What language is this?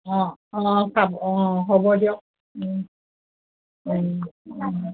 Assamese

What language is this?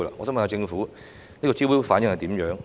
Cantonese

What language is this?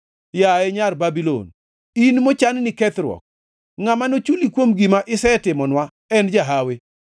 Luo (Kenya and Tanzania)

